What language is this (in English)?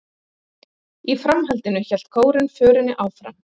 Icelandic